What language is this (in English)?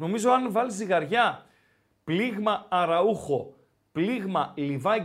Greek